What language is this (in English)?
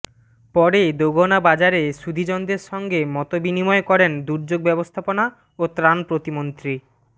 Bangla